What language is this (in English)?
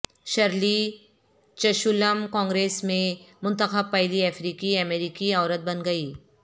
Urdu